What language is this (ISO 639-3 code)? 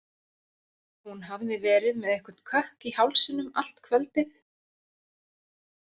isl